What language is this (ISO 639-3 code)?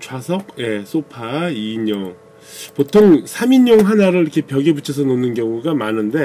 kor